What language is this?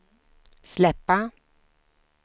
Swedish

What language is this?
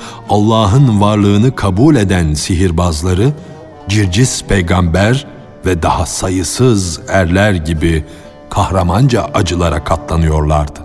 Turkish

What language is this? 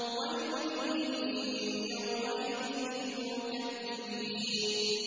Arabic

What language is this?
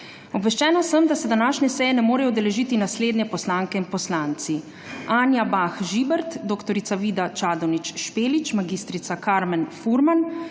Slovenian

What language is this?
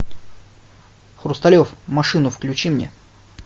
Russian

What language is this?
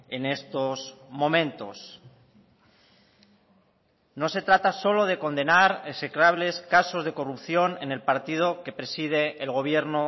Spanish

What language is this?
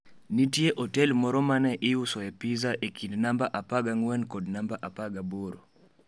Luo (Kenya and Tanzania)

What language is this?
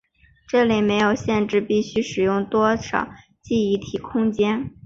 Chinese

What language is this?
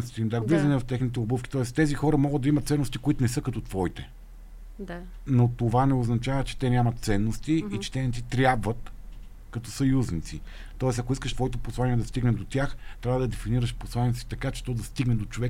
Bulgarian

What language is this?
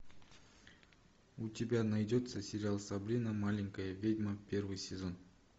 Russian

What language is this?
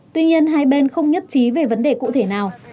Vietnamese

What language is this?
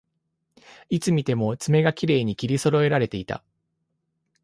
Japanese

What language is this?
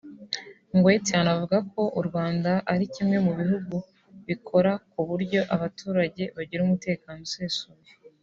Kinyarwanda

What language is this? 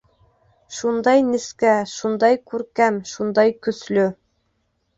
Bashkir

